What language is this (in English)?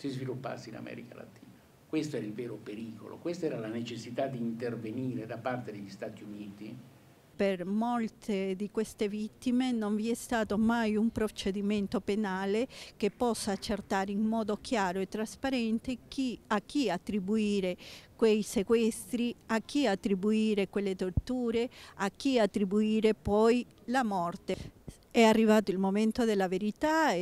Italian